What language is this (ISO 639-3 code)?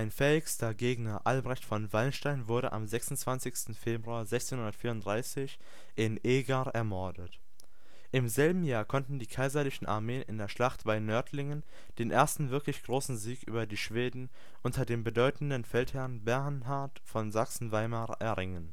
deu